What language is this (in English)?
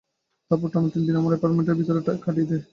Bangla